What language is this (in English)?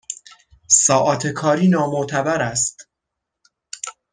Persian